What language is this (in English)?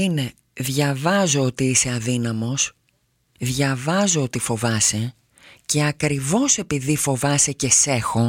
Greek